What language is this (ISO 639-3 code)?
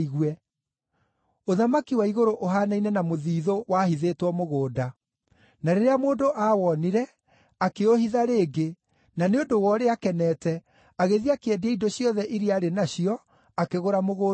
kik